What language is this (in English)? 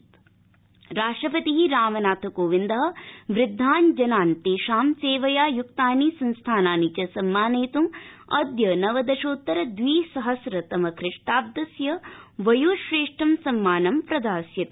Sanskrit